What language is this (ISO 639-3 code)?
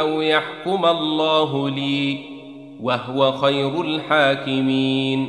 ara